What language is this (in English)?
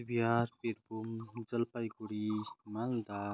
Nepali